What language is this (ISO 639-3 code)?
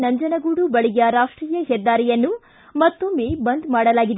kan